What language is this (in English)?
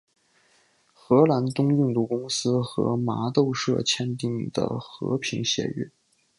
Chinese